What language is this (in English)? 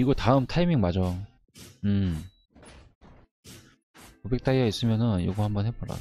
Korean